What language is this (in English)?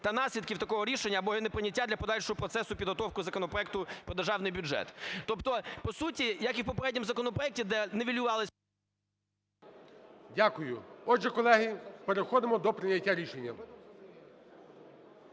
Ukrainian